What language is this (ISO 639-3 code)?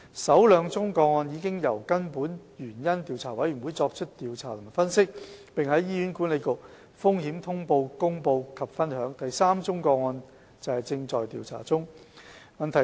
yue